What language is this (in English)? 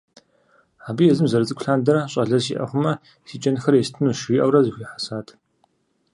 Kabardian